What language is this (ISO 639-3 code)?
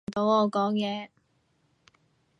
yue